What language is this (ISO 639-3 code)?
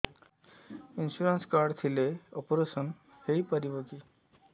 ori